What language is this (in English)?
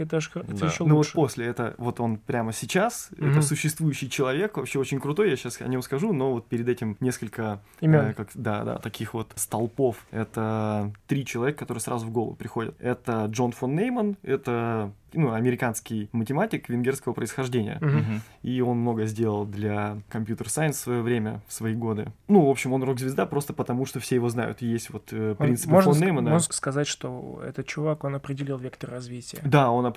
Russian